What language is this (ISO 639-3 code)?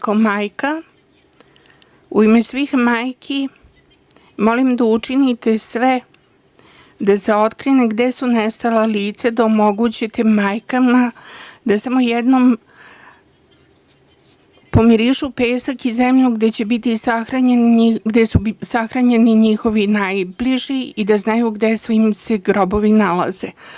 srp